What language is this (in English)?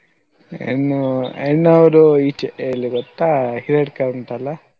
Kannada